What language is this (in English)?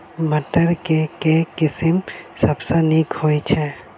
Maithili